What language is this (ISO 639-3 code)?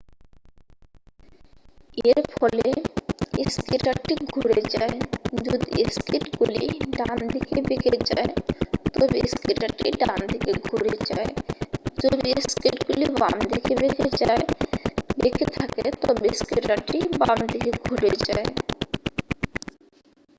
ben